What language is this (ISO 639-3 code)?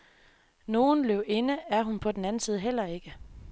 dan